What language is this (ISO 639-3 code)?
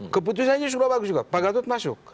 ind